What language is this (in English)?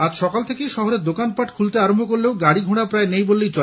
Bangla